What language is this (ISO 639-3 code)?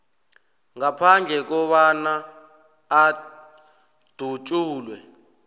nbl